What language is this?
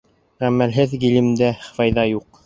Bashkir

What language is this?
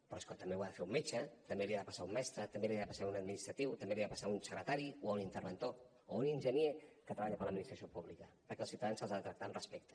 Catalan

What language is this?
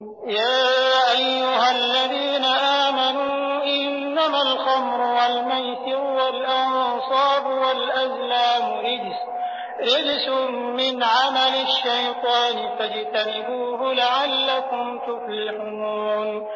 Arabic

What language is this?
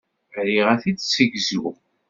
Kabyle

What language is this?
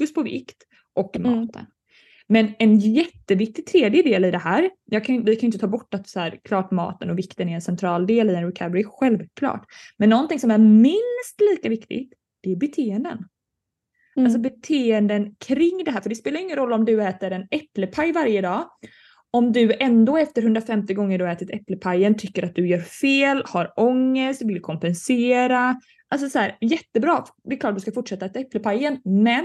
Swedish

